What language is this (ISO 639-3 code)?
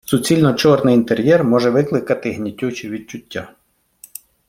ukr